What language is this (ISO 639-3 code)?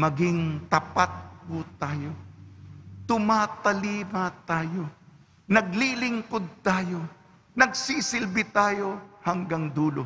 fil